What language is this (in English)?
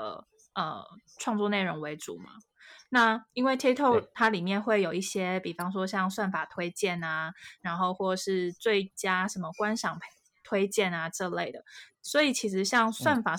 Chinese